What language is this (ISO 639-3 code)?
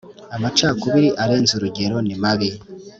kin